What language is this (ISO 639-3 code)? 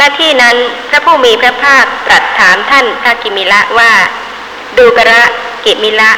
tha